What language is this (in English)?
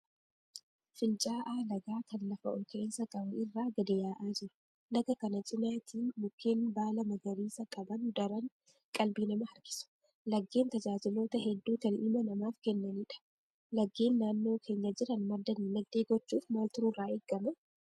Oromo